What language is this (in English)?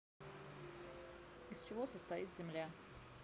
Russian